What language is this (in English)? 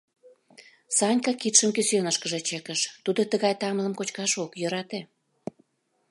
Mari